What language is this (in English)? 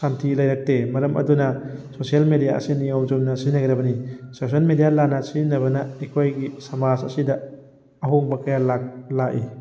Manipuri